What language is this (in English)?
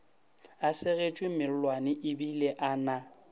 Northern Sotho